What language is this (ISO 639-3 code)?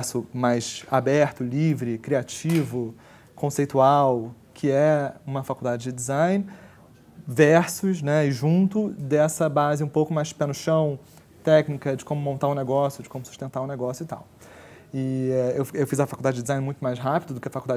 por